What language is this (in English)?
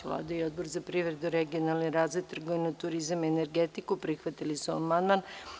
Serbian